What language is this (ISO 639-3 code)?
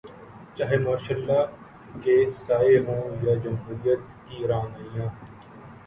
urd